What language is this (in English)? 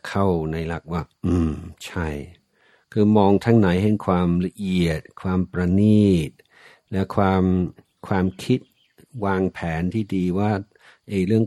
Thai